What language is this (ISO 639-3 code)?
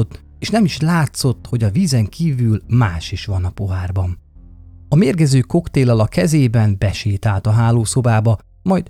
hun